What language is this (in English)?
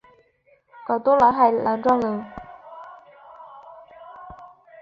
Chinese